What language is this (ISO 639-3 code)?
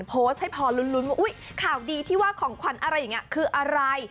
tha